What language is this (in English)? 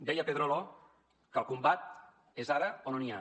Catalan